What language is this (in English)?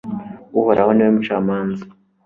Kinyarwanda